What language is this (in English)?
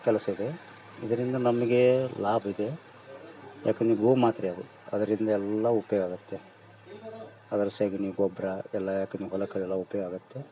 Kannada